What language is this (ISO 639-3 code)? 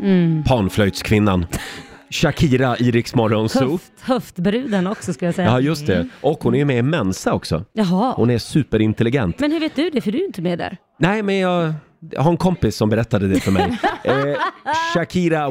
swe